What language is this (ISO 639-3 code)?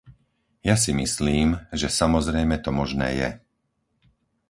slk